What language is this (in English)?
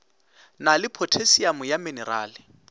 Northern Sotho